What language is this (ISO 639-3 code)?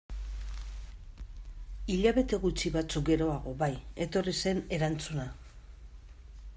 eus